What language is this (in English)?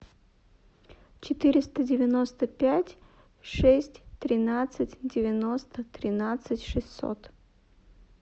Russian